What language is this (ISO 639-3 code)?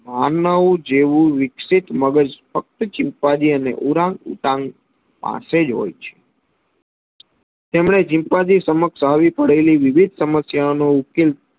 guj